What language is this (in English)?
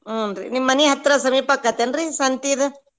Kannada